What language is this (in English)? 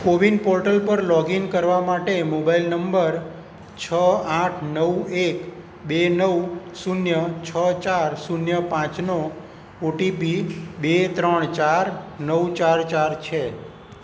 Gujarati